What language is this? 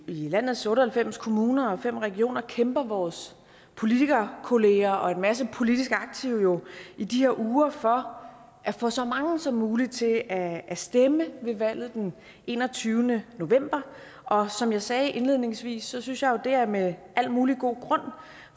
Danish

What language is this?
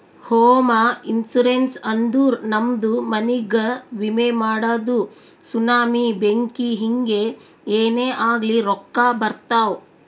Kannada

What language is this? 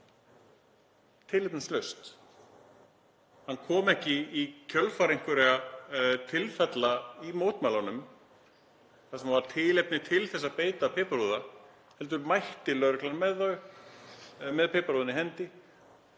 Icelandic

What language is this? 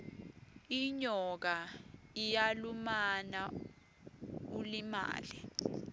Swati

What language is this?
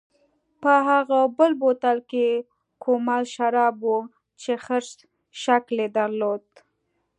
Pashto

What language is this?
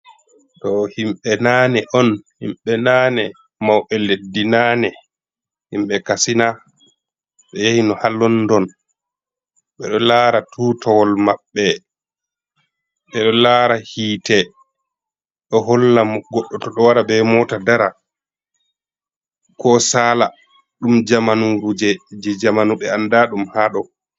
Fula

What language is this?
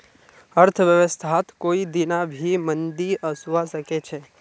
Magahi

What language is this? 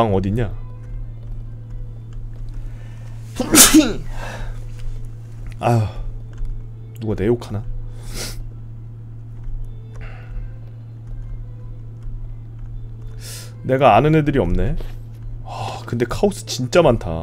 Korean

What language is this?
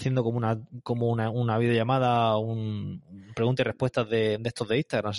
Spanish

